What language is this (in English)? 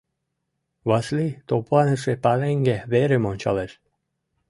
Mari